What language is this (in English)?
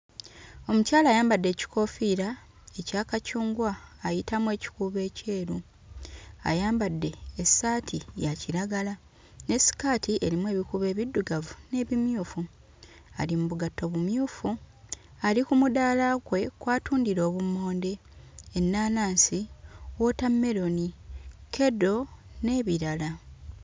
Ganda